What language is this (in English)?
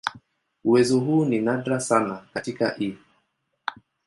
Swahili